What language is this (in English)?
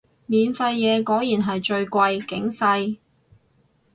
Cantonese